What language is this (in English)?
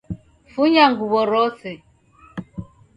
Taita